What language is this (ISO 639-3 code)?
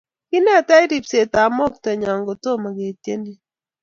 kln